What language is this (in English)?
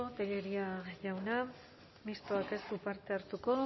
Basque